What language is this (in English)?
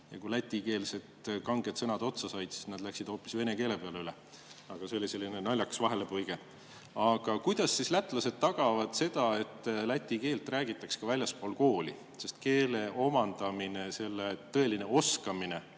Estonian